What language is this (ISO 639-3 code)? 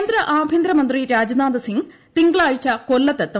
mal